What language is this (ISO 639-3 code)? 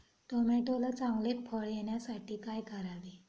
mar